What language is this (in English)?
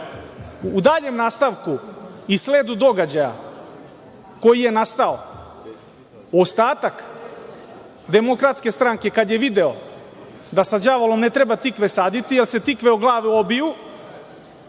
Serbian